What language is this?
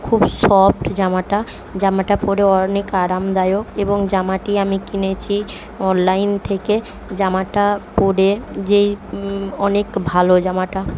Bangla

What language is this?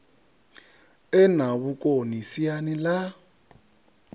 Venda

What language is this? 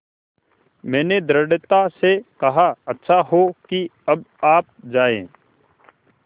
Hindi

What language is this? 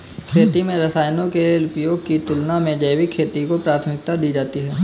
Hindi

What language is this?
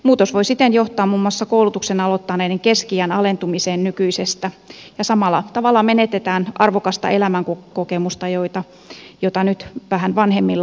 Finnish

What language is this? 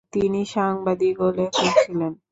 Bangla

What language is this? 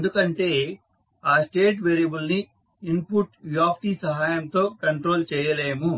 Telugu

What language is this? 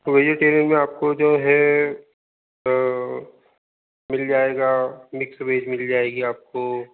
Hindi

